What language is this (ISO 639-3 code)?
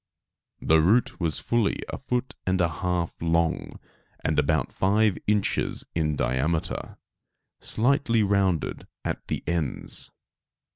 eng